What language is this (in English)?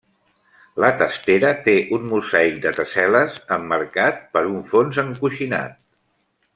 Catalan